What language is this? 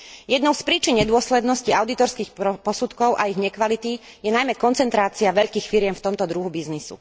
Slovak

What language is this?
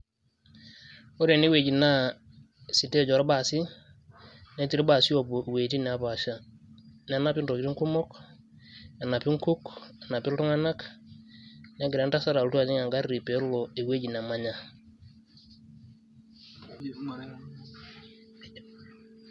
Masai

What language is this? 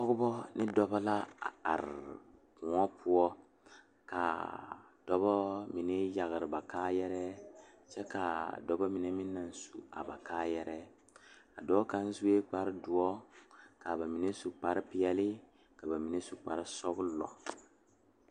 Southern Dagaare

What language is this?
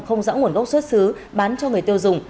Vietnamese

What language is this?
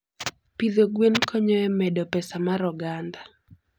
Luo (Kenya and Tanzania)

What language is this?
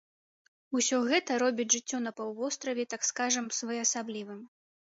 Belarusian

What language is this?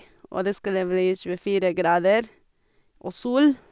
Norwegian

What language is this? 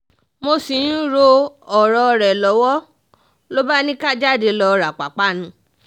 Yoruba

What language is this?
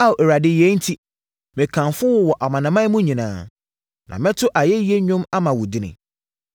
Akan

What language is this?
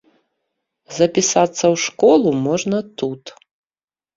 Belarusian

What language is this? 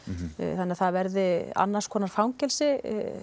Icelandic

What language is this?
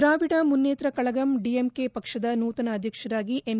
Kannada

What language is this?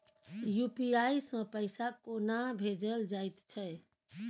Maithili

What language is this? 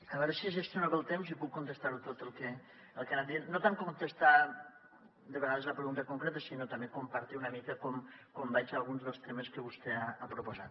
Catalan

